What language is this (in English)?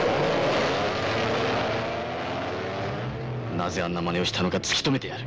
Japanese